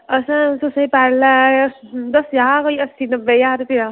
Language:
Dogri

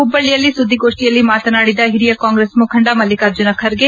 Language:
Kannada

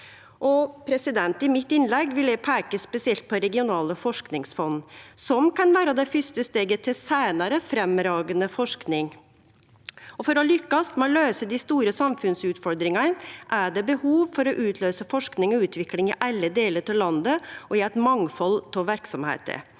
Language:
Norwegian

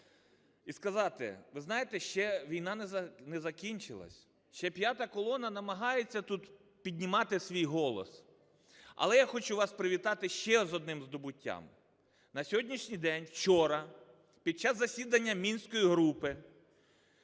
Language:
Ukrainian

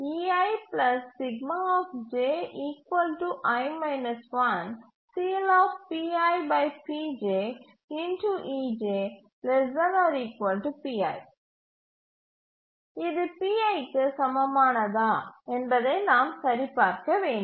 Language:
Tamil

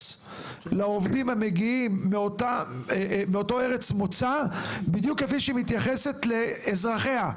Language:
Hebrew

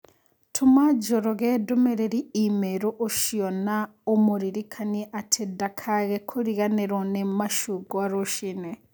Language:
Kikuyu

